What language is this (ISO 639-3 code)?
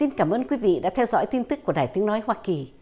vie